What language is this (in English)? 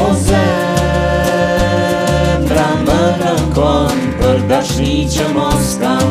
Ukrainian